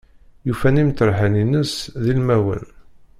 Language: Kabyle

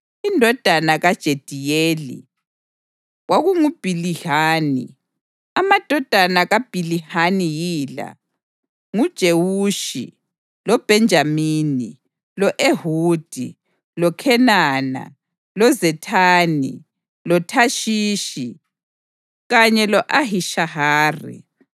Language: North Ndebele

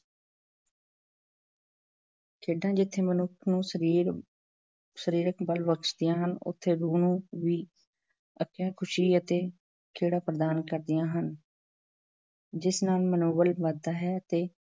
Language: Punjabi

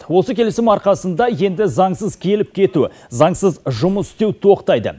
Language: Kazakh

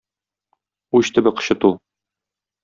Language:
Tatar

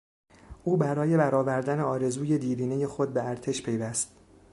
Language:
Persian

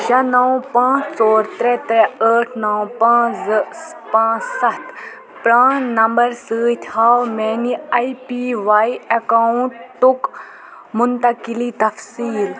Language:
Kashmiri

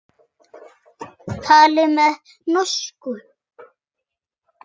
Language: Icelandic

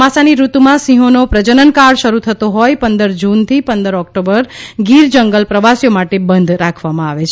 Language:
Gujarati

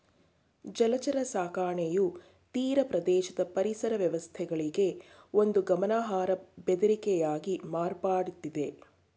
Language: Kannada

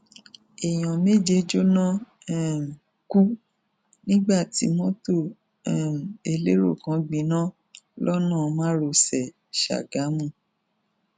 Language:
Yoruba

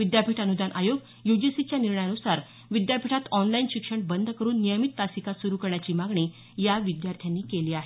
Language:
Marathi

